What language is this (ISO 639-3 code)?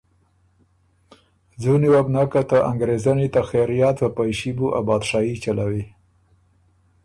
oru